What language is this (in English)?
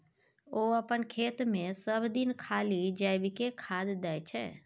Maithili